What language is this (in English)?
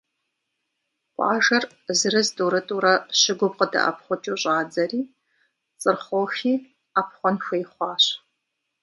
Kabardian